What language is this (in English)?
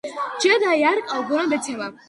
Georgian